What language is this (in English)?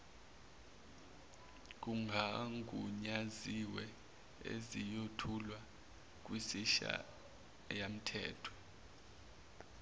Zulu